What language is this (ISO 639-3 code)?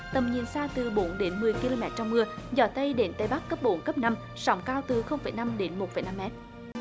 vie